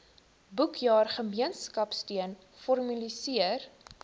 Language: Afrikaans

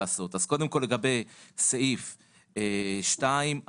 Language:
Hebrew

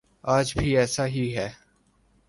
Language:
Urdu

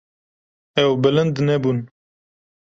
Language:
Kurdish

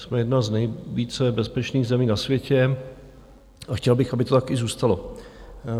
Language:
Czech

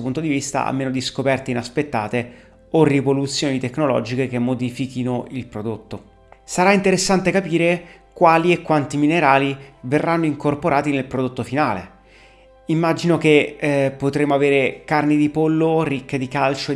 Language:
Italian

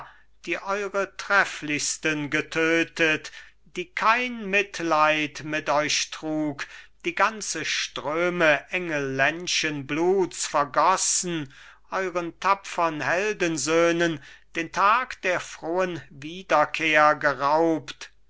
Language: German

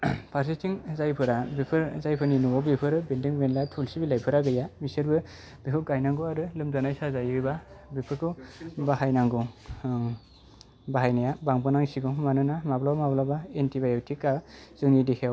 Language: Bodo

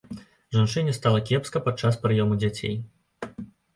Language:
Belarusian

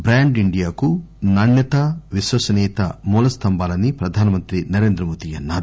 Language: Telugu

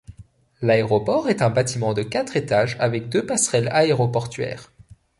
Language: French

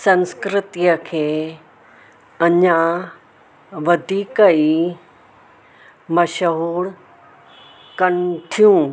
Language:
Sindhi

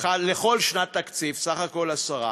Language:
Hebrew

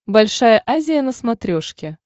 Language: Russian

